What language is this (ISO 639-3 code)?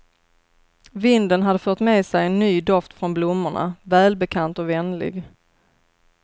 swe